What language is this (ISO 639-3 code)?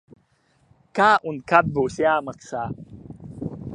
lav